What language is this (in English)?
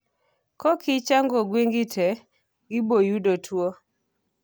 Luo (Kenya and Tanzania)